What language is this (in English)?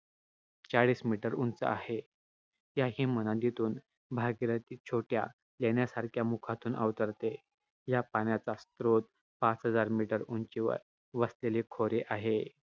Marathi